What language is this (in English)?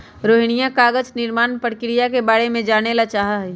Magahi